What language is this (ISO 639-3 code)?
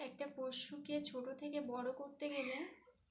ben